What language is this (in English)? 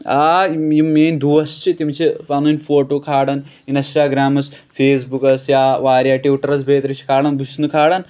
Kashmiri